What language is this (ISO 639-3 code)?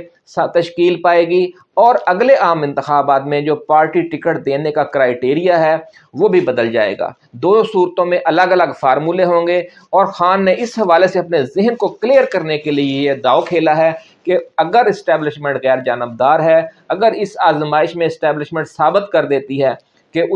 urd